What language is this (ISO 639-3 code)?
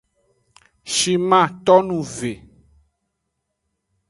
ajg